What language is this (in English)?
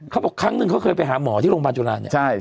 Thai